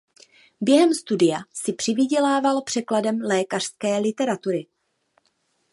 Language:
Czech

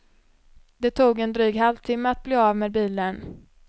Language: Swedish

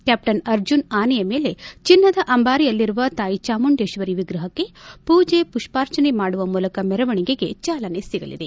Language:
Kannada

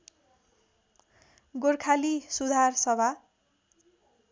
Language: Nepali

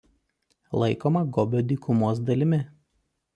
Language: Lithuanian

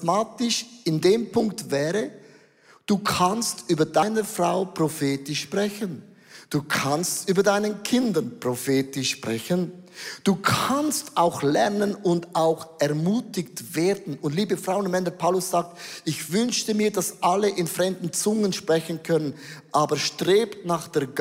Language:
German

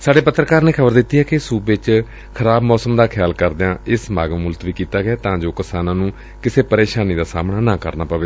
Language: Punjabi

